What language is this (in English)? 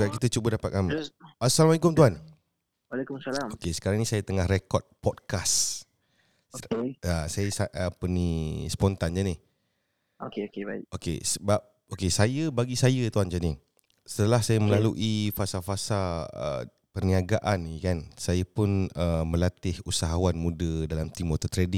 Malay